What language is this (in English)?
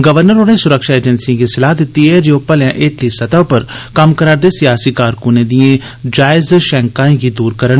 Dogri